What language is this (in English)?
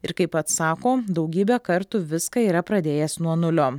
Lithuanian